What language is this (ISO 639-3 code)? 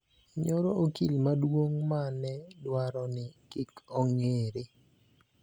luo